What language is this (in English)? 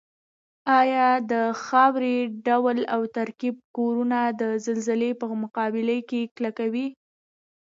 Pashto